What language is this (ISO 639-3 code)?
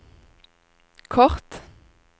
nor